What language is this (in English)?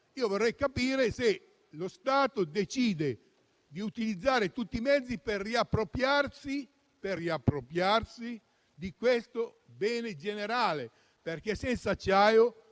Italian